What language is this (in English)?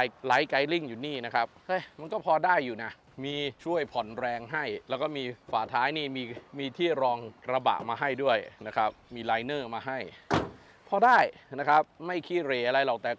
Thai